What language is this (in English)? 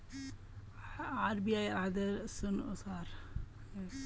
Magahi